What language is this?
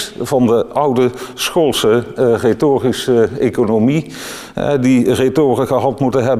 Dutch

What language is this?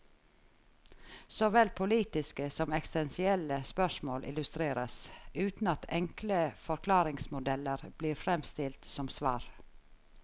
Norwegian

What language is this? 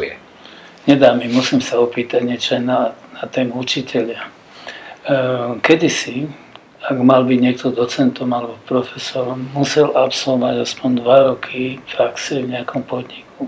Slovak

